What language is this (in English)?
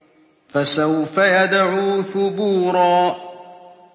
Arabic